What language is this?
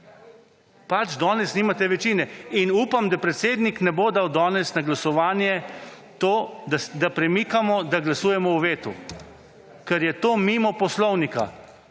Slovenian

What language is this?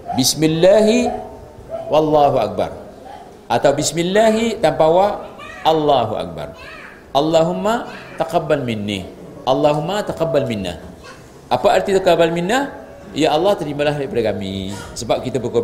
Malay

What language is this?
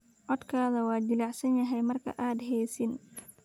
Somali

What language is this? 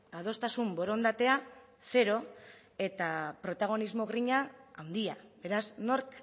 Basque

